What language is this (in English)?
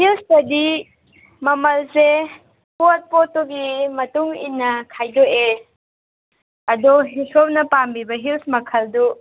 Manipuri